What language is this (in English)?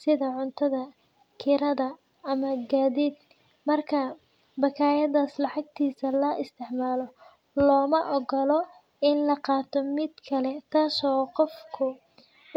Somali